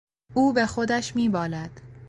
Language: Persian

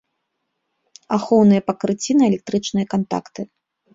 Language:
Belarusian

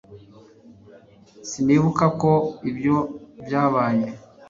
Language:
Kinyarwanda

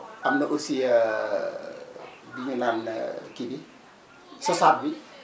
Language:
Wolof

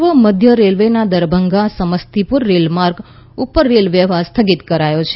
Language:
Gujarati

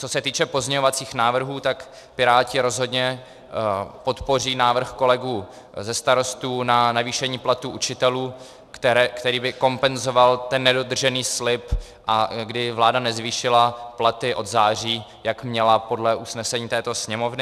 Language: Czech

